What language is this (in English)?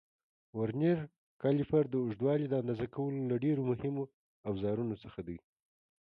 Pashto